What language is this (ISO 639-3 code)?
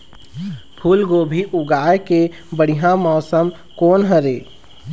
hne